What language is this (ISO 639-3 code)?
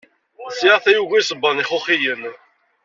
kab